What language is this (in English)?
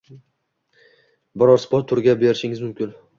Uzbek